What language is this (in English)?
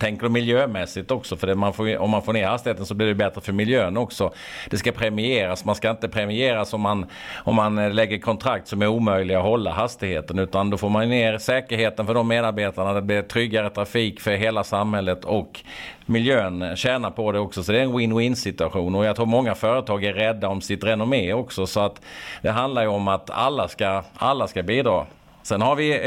Swedish